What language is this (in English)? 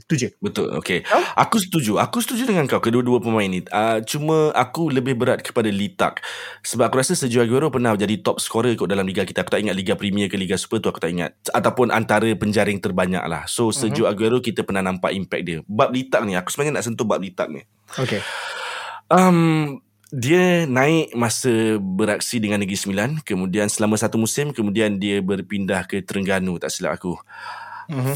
Malay